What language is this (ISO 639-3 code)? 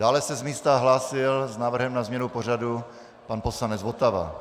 ces